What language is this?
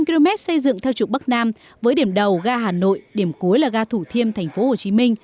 Vietnamese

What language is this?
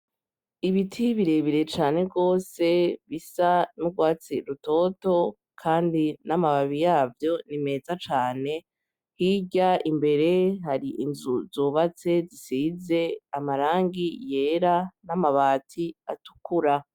Rundi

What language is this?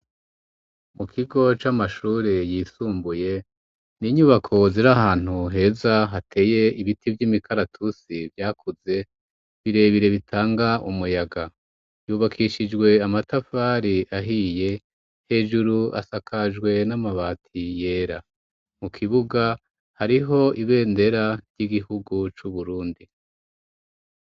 Rundi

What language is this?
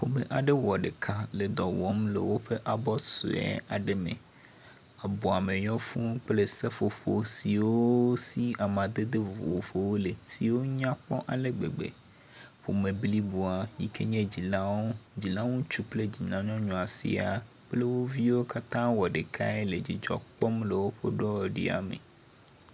Ewe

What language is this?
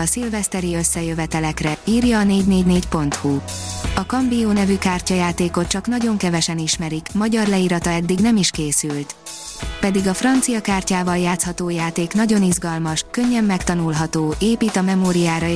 Hungarian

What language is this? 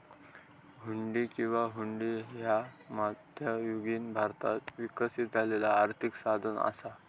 Marathi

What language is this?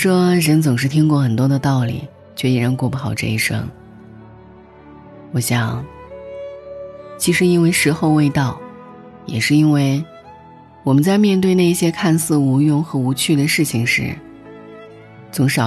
Chinese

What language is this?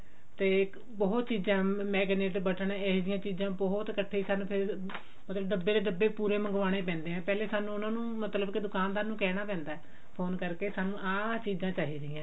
Punjabi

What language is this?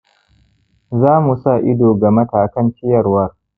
Hausa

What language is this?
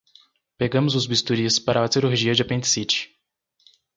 Portuguese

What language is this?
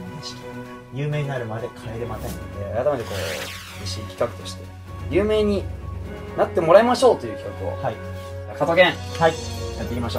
Japanese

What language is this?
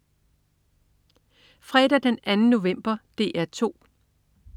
Danish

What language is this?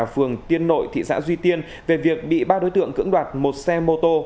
Vietnamese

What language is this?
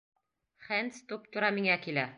Bashkir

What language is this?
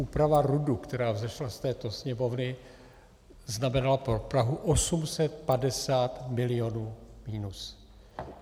Czech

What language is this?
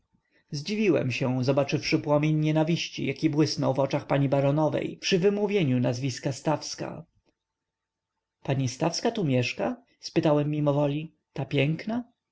Polish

